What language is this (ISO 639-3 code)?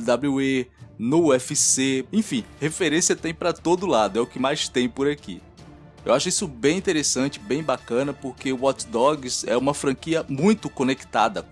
por